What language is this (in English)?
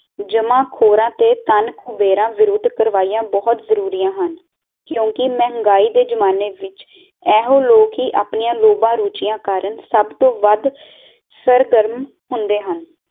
Punjabi